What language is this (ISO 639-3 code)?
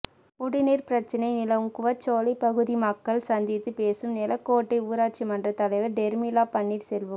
tam